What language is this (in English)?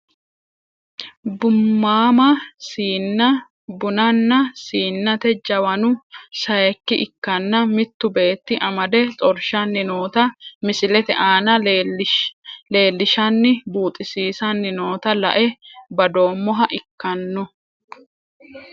Sidamo